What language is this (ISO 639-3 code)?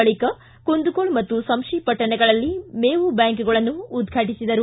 kan